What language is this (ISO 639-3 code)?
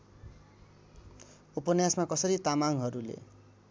nep